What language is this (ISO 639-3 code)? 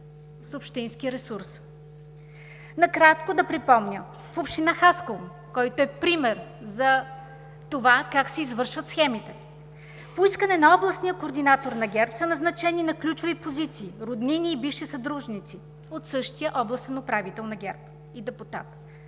bul